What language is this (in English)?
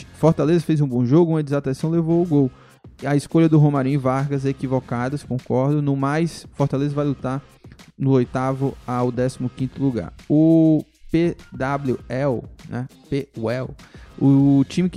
Portuguese